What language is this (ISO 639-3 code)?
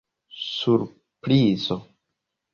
epo